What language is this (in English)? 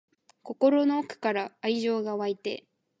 Japanese